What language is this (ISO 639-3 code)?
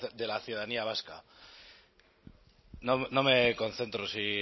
spa